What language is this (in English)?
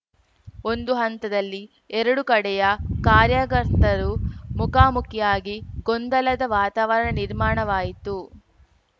Kannada